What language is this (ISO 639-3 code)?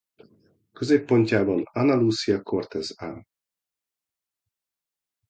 hun